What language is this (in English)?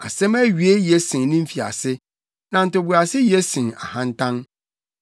Akan